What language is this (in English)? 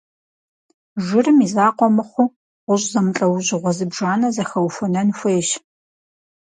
Kabardian